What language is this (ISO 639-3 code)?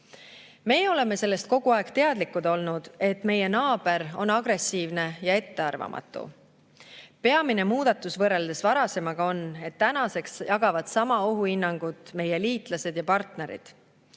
est